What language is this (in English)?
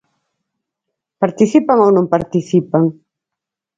Galician